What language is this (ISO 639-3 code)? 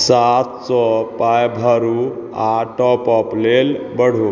mai